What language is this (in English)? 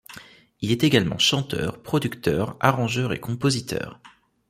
French